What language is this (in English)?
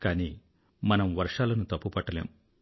Telugu